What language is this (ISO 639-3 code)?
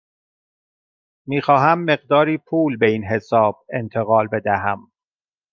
fas